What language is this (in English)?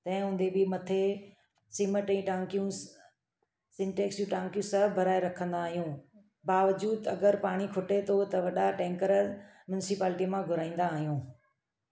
Sindhi